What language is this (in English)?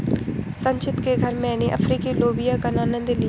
Hindi